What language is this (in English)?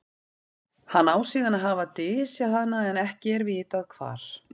Icelandic